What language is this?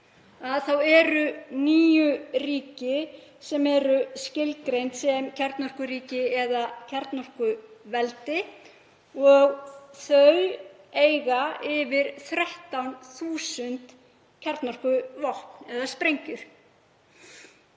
Icelandic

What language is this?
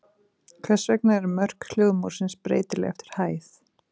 Icelandic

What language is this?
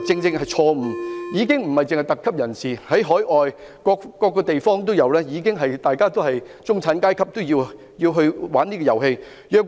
Cantonese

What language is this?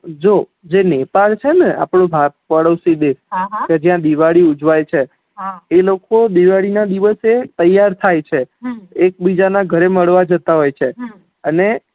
Gujarati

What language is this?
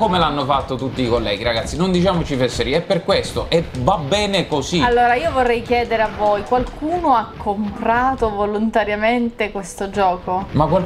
Italian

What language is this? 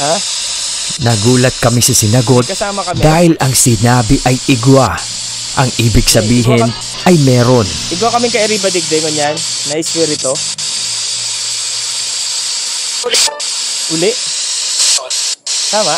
Filipino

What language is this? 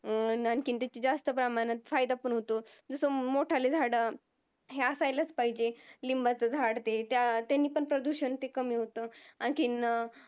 Marathi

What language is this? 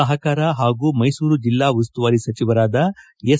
Kannada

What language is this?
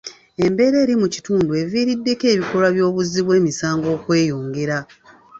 Ganda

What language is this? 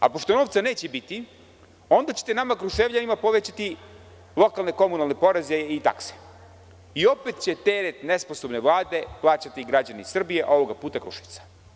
Serbian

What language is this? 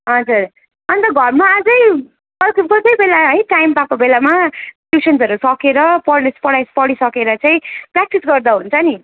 Nepali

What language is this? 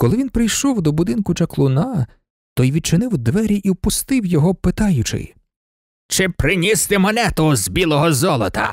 Ukrainian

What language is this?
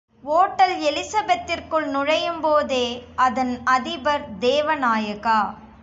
Tamil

